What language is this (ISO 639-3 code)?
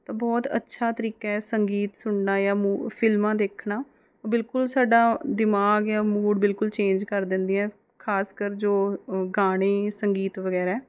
pan